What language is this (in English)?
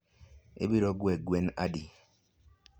Luo (Kenya and Tanzania)